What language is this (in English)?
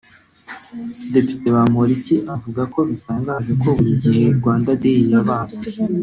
Kinyarwanda